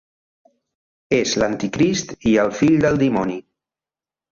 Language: Catalan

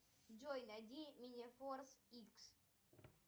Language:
Russian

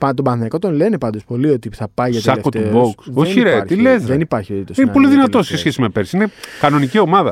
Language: Greek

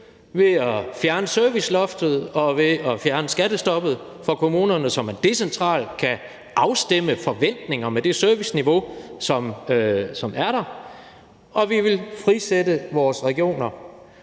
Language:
Danish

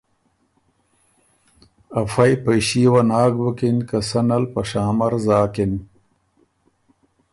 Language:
Ormuri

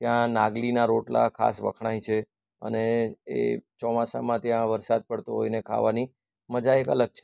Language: Gujarati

